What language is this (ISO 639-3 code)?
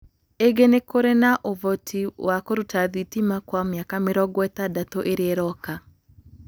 kik